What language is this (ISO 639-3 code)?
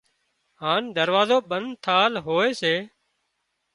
kxp